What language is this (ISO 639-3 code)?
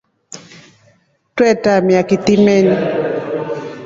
rof